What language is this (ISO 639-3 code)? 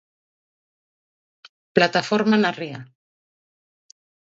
glg